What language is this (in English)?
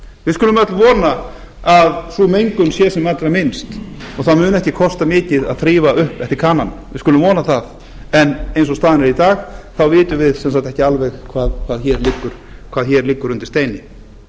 Icelandic